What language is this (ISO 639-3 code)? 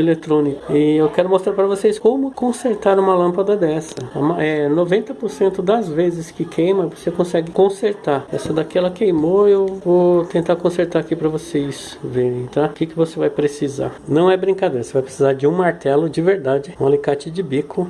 por